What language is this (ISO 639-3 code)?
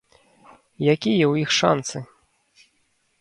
bel